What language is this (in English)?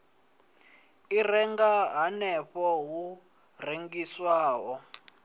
Venda